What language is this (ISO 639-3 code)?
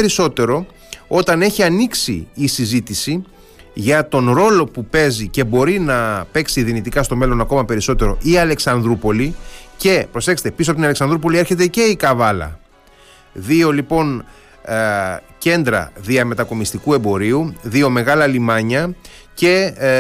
ell